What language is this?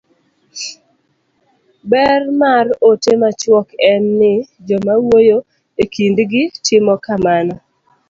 Luo (Kenya and Tanzania)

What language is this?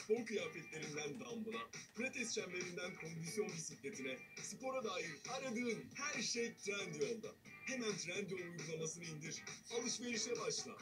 Turkish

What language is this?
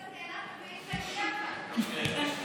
Hebrew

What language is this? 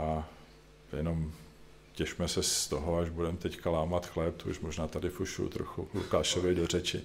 Czech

